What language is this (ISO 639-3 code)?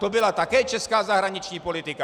ces